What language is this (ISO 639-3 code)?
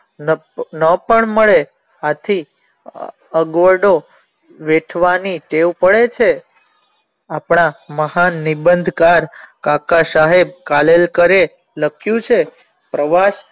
guj